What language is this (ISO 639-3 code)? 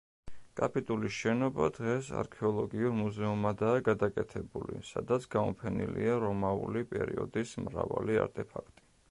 kat